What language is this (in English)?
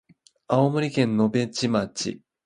Japanese